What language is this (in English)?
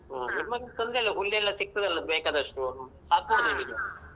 Kannada